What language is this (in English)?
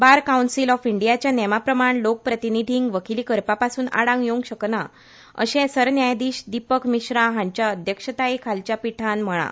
Konkani